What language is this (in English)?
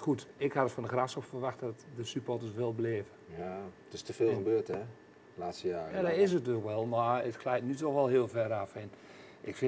Dutch